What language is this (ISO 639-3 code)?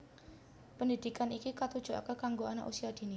jav